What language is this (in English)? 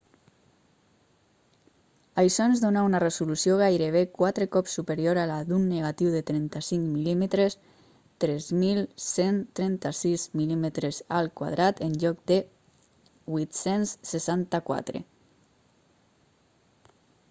Catalan